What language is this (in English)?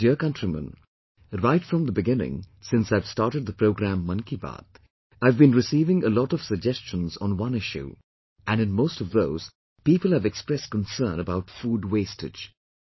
English